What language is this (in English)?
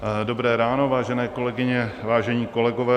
Czech